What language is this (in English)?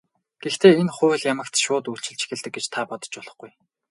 Mongolian